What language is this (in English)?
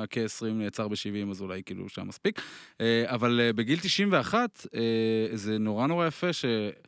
Hebrew